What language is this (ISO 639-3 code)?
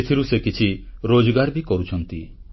ori